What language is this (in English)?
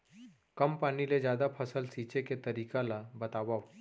Chhattisgarhi